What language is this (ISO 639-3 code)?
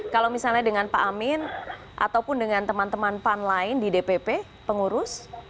ind